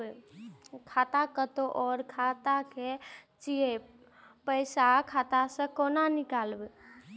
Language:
Maithili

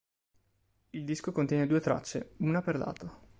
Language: Italian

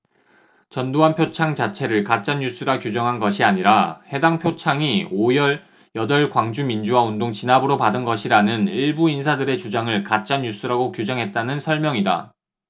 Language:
Korean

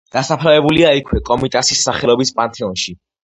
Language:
Georgian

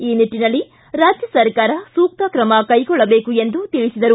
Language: Kannada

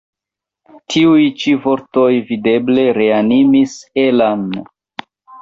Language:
Esperanto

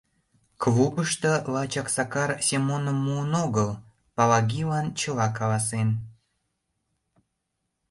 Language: Mari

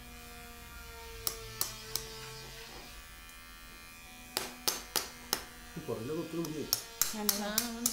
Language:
Thai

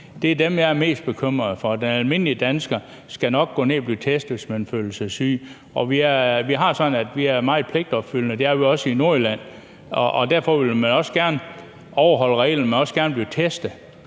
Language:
Danish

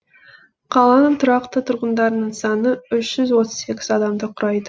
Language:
Kazakh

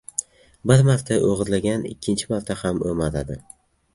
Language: Uzbek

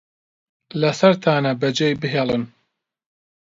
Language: Central Kurdish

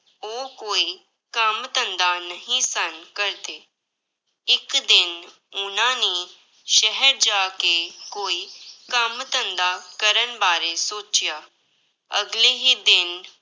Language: Punjabi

